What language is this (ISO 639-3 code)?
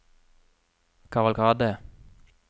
nor